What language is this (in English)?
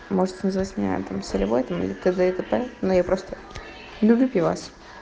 Russian